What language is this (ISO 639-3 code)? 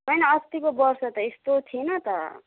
nep